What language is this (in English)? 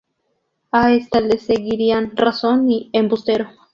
Spanish